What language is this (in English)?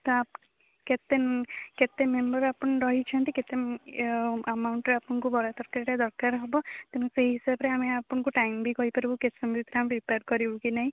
Odia